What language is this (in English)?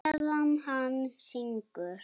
Icelandic